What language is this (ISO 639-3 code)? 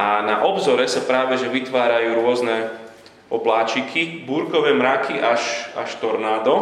slk